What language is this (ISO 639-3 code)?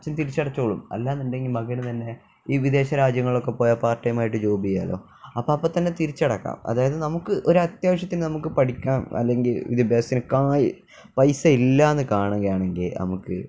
mal